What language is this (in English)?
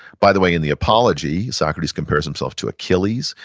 English